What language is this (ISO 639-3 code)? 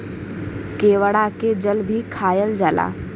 bho